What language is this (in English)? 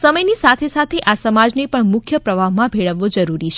Gujarati